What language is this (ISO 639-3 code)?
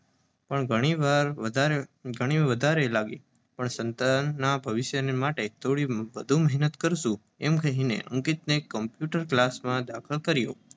guj